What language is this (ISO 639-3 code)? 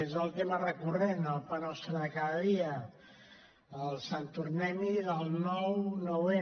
cat